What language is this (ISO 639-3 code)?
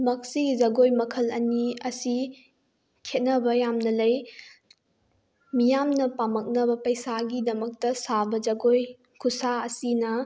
mni